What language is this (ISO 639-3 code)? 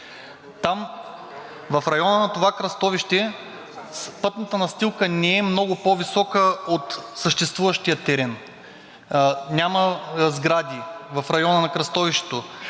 bul